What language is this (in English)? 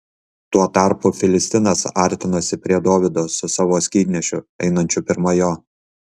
Lithuanian